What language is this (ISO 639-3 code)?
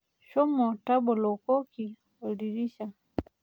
mas